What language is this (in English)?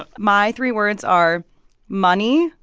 English